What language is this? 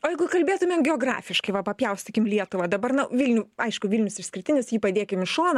Lithuanian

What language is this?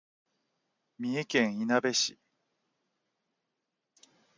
Japanese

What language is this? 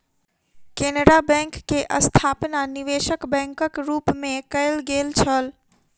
Maithili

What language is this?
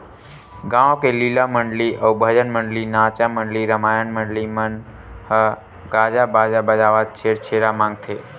Chhattisgarhi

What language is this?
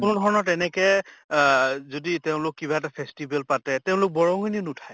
Assamese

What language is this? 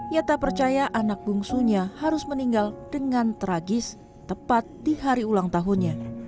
Indonesian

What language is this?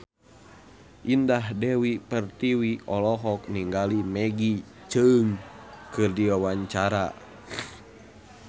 Sundanese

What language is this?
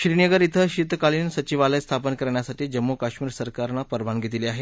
Marathi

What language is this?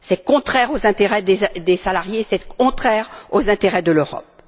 French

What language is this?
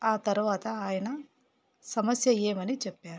Telugu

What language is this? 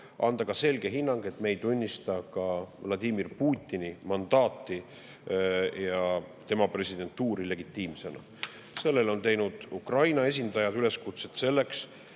Estonian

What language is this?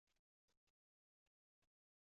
Chinese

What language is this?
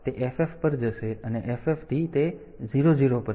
Gujarati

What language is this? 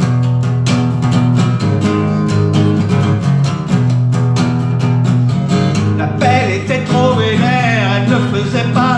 French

